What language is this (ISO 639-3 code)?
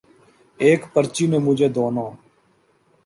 urd